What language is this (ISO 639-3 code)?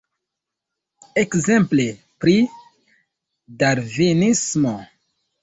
epo